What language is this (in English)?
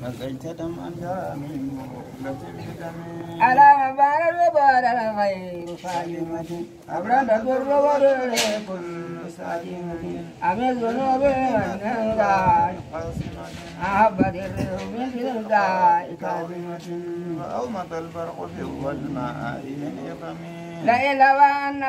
Arabic